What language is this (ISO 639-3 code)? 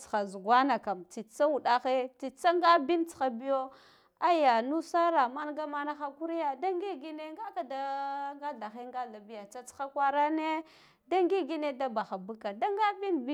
gdf